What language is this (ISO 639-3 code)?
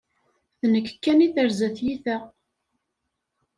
kab